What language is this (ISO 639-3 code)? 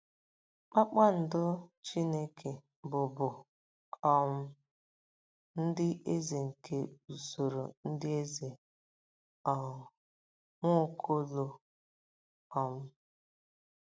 ibo